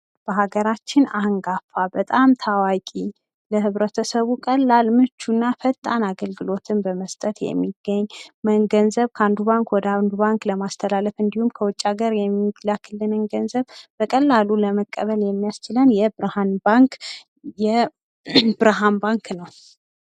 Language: Amharic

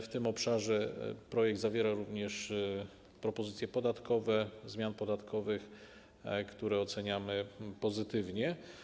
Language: Polish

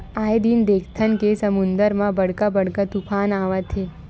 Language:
Chhattisgarhi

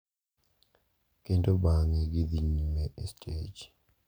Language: Luo (Kenya and Tanzania)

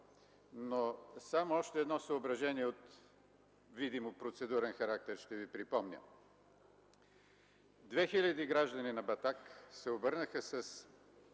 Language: Bulgarian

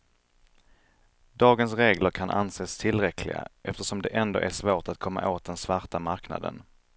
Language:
Swedish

